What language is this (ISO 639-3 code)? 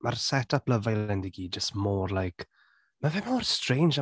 cym